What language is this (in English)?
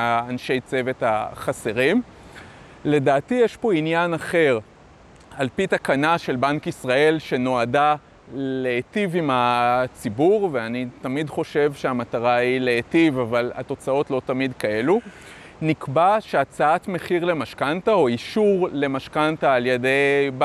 Hebrew